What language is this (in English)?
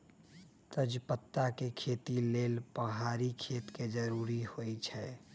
Magahi